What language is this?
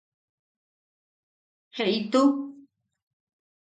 Yaqui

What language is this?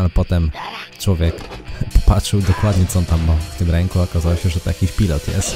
Polish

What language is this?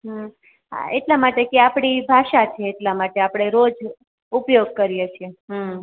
Gujarati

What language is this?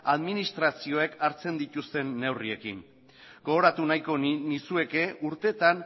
Basque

